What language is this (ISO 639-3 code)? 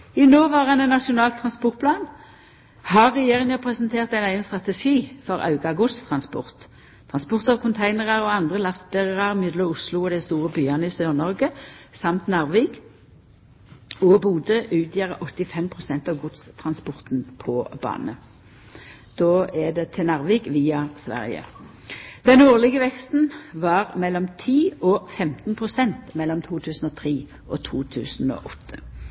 nno